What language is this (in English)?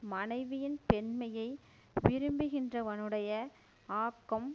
Tamil